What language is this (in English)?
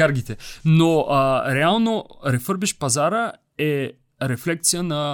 Bulgarian